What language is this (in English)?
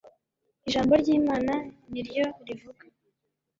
Kinyarwanda